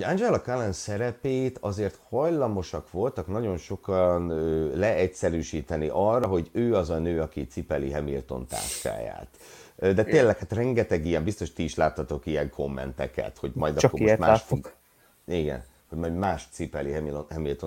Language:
Hungarian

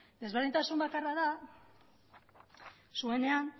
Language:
Basque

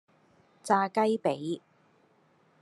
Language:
Cantonese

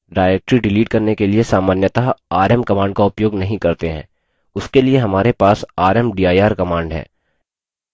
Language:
Hindi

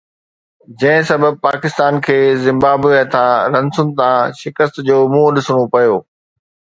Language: Sindhi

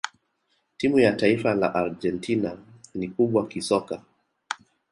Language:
Swahili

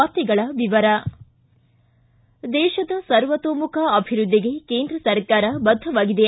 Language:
Kannada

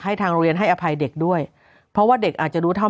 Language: Thai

